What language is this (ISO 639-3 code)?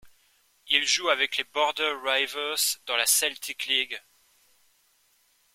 fra